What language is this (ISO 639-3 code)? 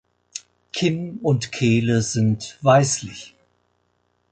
deu